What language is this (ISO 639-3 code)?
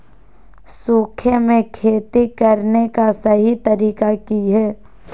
mag